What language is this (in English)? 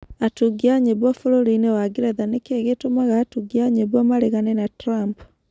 Kikuyu